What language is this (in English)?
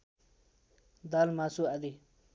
Nepali